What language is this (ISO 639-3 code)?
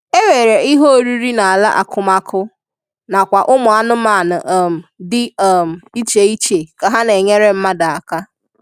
ibo